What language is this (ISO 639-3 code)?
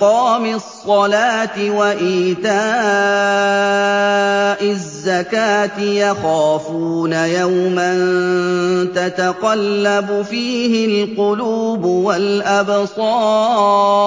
ara